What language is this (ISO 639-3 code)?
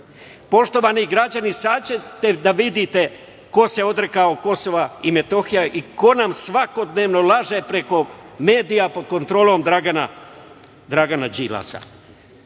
srp